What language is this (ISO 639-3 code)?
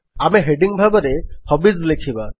ori